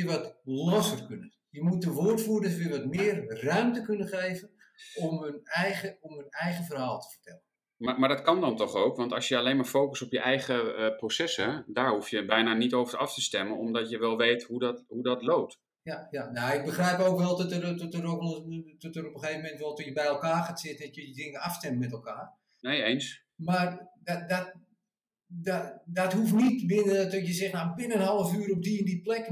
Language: Dutch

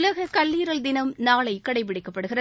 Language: Tamil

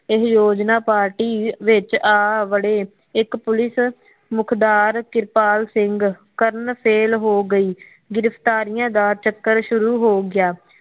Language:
Punjabi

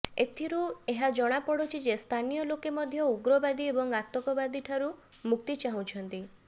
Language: Odia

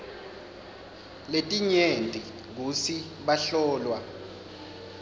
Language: Swati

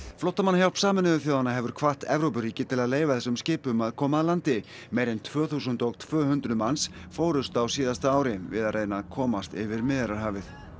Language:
Icelandic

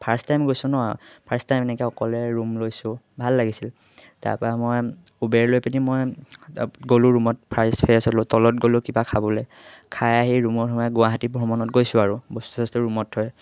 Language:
Assamese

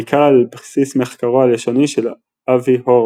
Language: Hebrew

